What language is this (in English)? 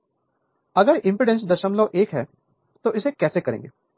Hindi